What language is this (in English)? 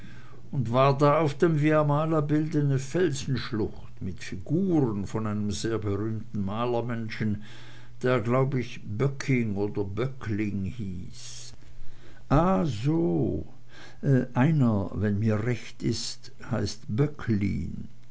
German